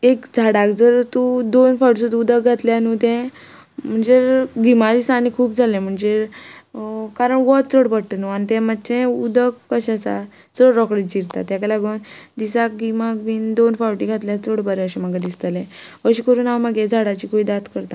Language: Konkani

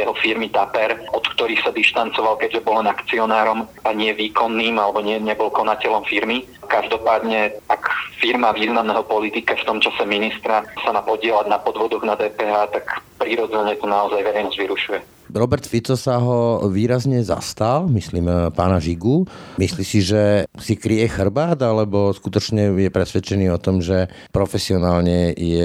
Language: Slovak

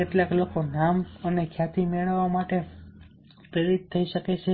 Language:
Gujarati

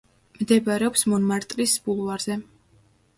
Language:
Georgian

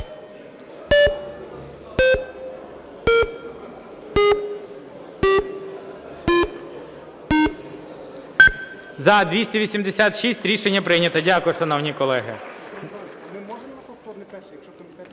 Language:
Ukrainian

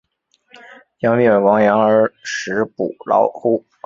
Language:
Chinese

